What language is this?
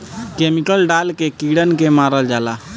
Bhojpuri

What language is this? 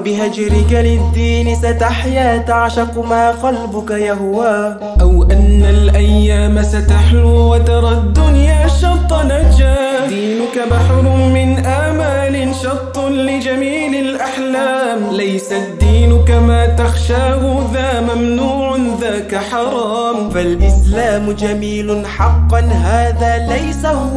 Arabic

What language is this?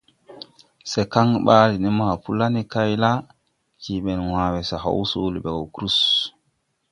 Tupuri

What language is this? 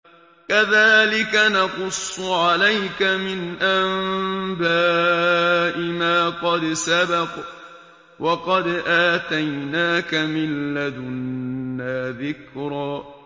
Arabic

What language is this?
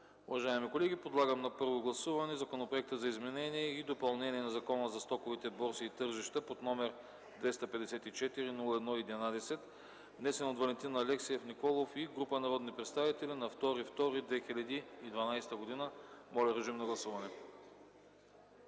Bulgarian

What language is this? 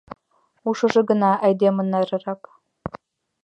Mari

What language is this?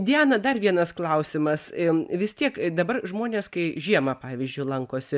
Lithuanian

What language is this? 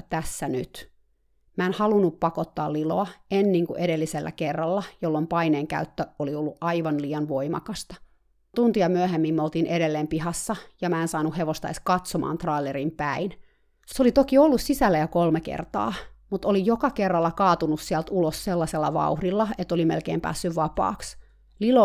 Finnish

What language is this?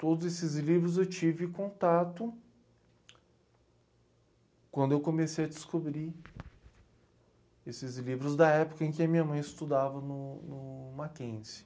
Portuguese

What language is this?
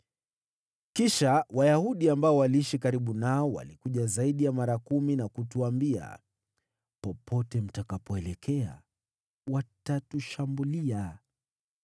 Swahili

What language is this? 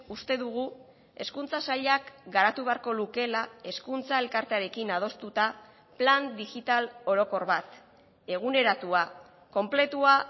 Basque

